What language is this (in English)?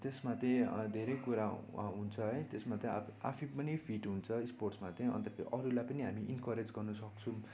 Nepali